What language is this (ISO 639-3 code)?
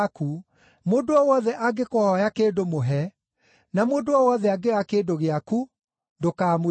kik